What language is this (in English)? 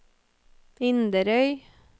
Norwegian